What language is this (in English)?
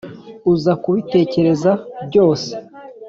Kinyarwanda